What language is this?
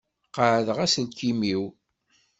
Kabyle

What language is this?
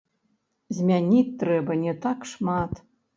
Belarusian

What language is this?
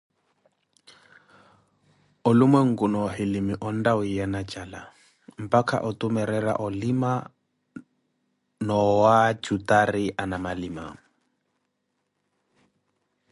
Koti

